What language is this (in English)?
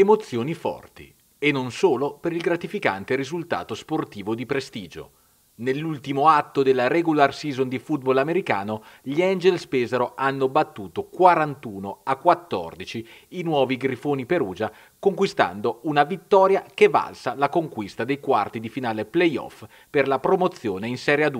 Italian